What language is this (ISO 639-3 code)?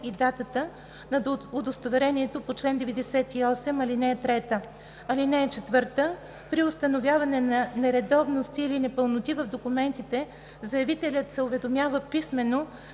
bul